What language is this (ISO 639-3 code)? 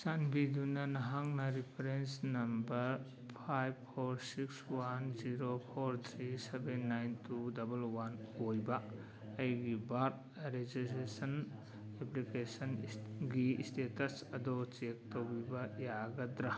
mni